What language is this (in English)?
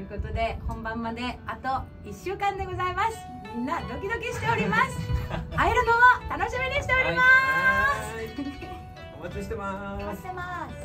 Japanese